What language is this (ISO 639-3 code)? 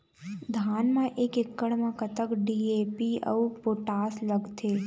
hne